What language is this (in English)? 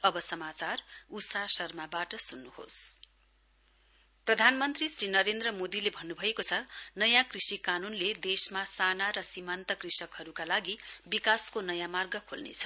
Nepali